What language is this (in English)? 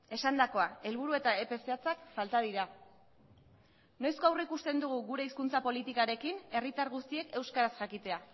Basque